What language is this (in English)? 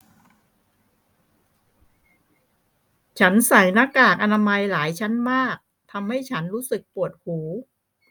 Thai